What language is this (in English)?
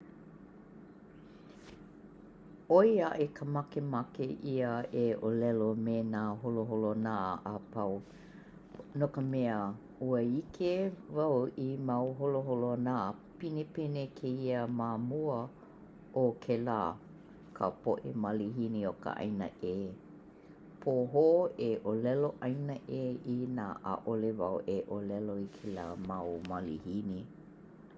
Hawaiian